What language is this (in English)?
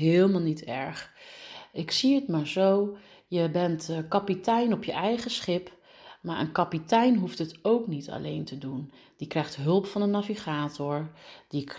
Dutch